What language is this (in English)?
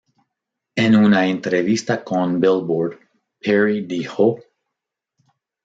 Spanish